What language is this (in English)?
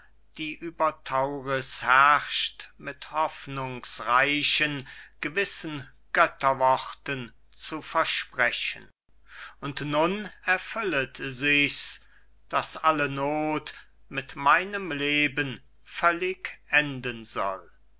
German